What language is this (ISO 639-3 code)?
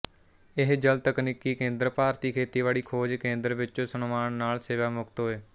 pan